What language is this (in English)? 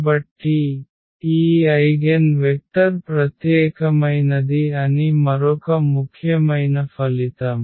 Telugu